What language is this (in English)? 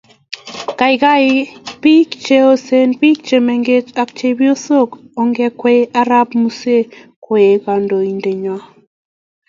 Kalenjin